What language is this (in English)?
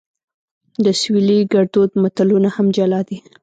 Pashto